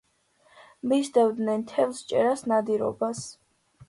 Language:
Georgian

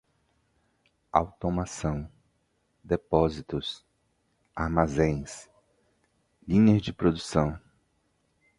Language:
Portuguese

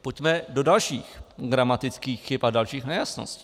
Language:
Czech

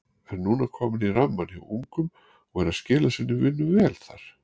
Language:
Icelandic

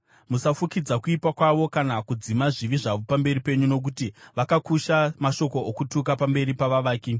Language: Shona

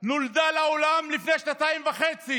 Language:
Hebrew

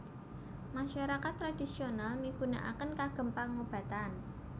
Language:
Javanese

